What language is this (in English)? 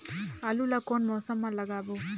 Chhattisgarhi